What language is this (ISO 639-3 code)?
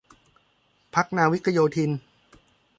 tha